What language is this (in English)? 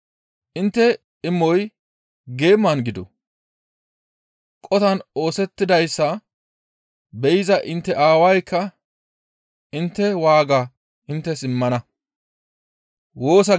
Gamo